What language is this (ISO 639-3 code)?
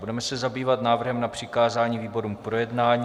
ces